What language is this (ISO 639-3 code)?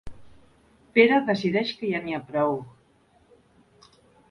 cat